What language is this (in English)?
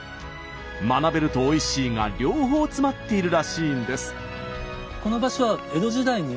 Japanese